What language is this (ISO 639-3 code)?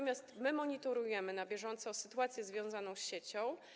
pol